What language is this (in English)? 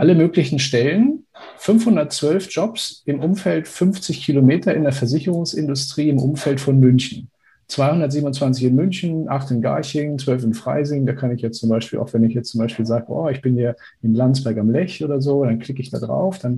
German